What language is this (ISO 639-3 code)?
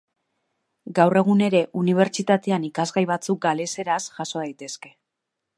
eus